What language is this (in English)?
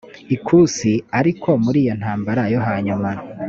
Kinyarwanda